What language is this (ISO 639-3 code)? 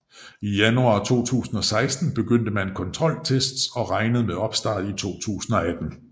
dan